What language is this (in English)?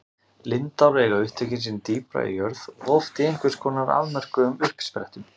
Icelandic